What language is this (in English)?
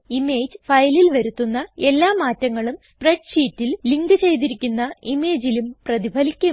Malayalam